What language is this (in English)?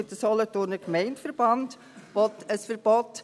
Swiss German